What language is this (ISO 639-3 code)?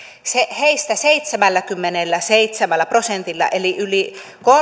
fin